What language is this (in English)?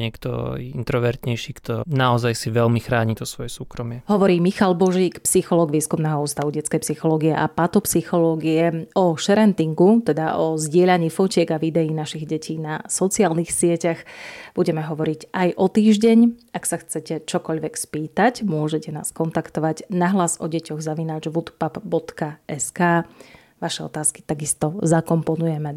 Slovak